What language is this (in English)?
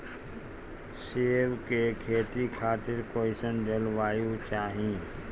Bhojpuri